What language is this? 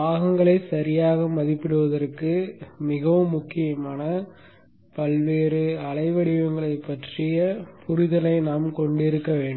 Tamil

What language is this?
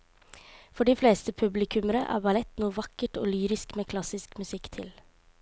Norwegian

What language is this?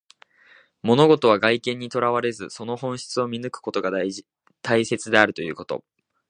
Japanese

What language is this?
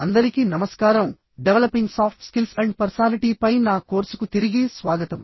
Telugu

